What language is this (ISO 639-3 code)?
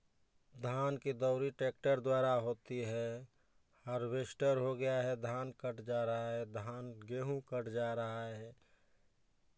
hin